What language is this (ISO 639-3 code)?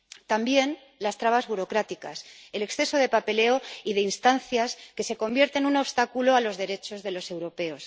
spa